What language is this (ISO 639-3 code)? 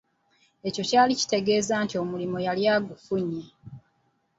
lug